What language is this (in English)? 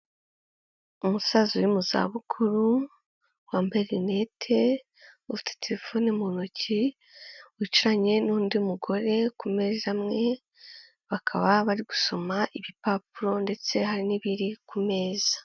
Kinyarwanda